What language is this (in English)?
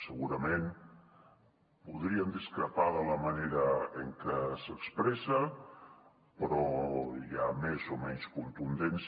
Catalan